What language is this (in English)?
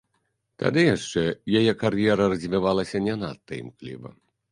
Belarusian